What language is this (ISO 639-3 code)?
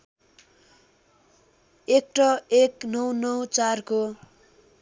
nep